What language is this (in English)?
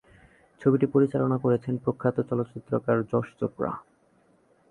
Bangla